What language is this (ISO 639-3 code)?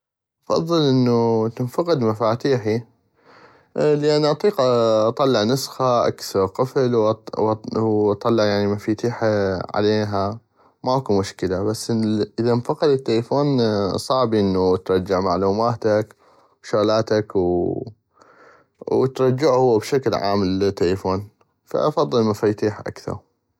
ayp